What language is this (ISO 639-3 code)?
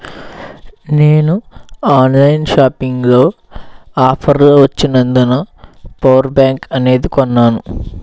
tel